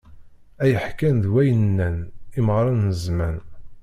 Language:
Kabyle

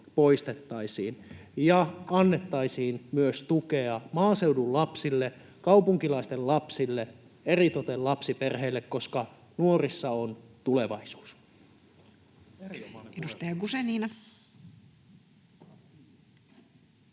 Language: Finnish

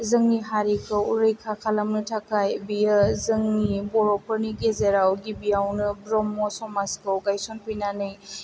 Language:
Bodo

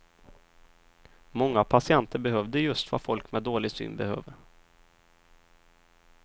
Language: Swedish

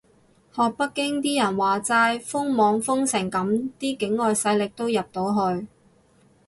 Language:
Cantonese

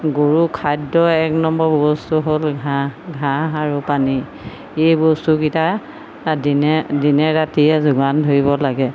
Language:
Assamese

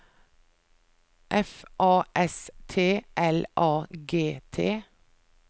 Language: Norwegian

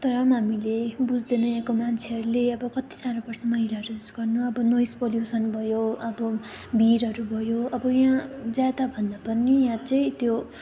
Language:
Nepali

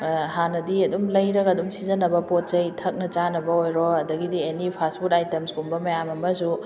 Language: Manipuri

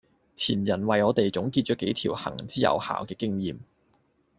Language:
Cantonese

